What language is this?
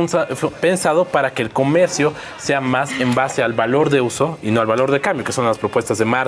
Spanish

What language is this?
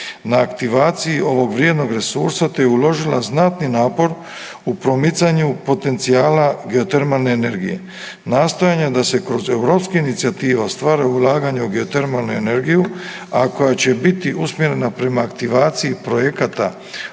Croatian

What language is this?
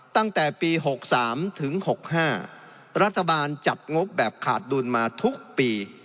Thai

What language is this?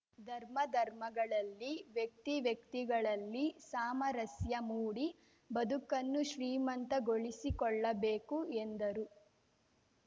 Kannada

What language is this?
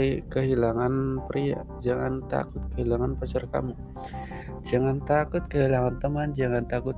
Indonesian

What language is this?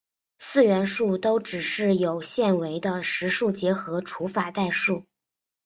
Chinese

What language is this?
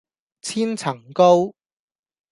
Cantonese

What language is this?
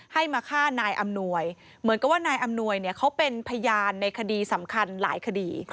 Thai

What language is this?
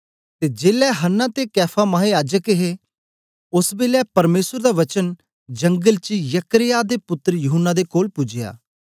Dogri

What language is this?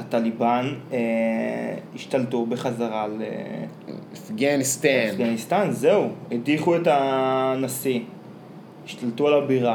Hebrew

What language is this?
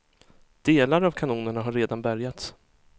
Swedish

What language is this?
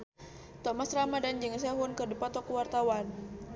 Sundanese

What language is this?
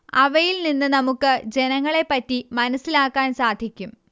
Malayalam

